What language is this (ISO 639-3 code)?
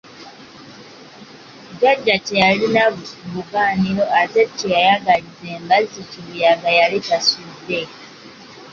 lug